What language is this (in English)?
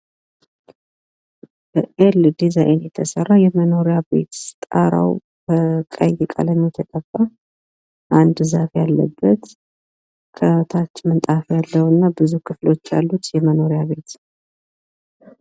Amharic